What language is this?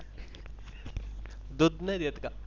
Marathi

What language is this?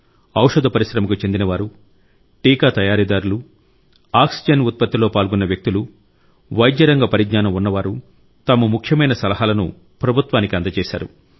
Telugu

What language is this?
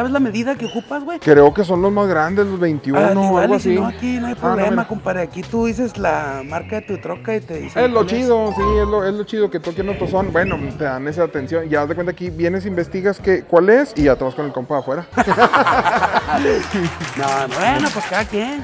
Spanish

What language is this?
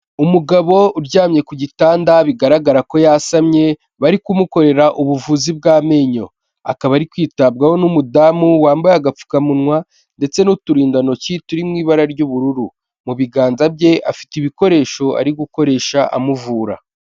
Kinyarwanda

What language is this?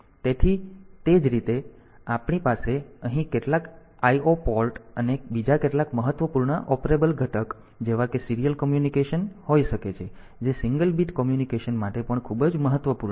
Gujarati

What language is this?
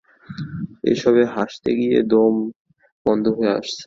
Bangla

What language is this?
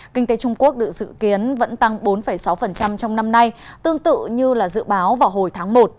Vietnamese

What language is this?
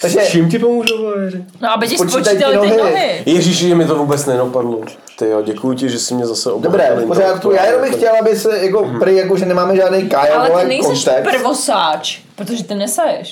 Czech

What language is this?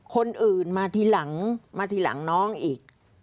Thai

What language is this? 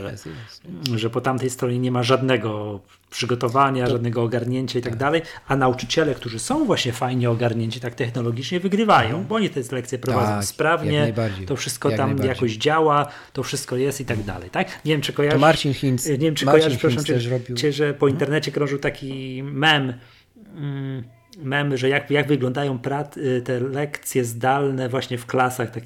Polish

